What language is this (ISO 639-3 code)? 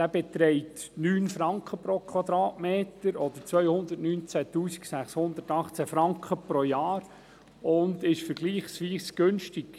gsw